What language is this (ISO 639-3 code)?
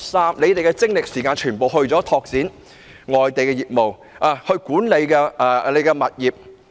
yue